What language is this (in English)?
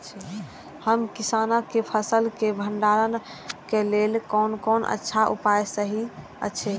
Maithili